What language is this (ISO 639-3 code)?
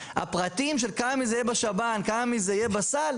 heb